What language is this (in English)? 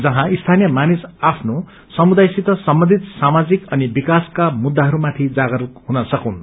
Nepali